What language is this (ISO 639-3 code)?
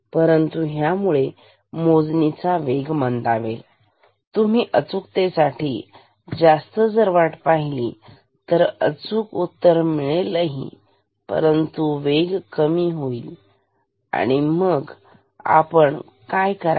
mar